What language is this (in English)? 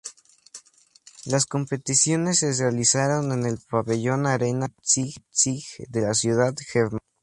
Spanish